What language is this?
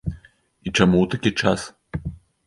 Belarusian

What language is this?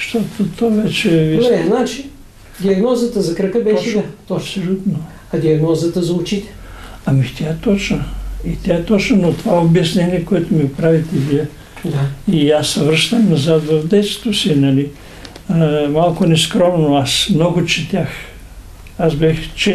Bulgarian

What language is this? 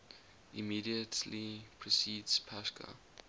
English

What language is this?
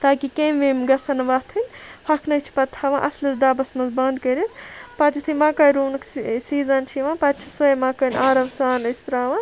Kashmiri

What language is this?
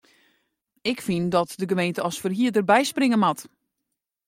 Western Frisian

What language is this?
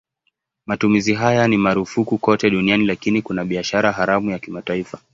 Swahili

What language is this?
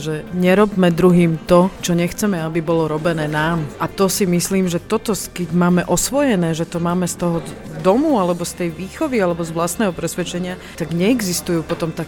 Slovak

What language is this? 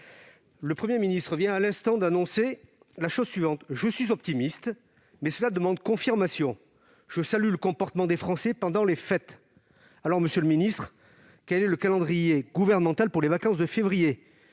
French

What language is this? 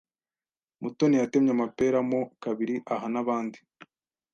Kinyarwanda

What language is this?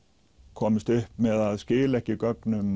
Icelandic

